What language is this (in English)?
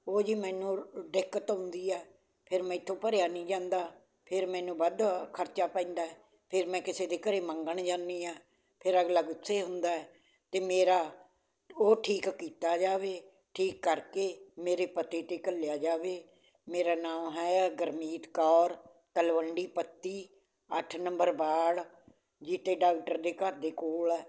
Punjabi